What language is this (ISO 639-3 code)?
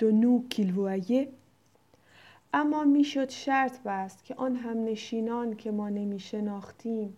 fas